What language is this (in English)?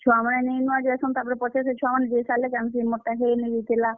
Odia